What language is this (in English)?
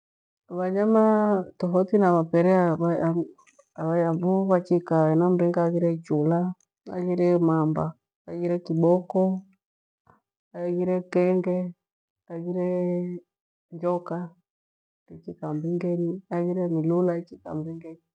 Gweno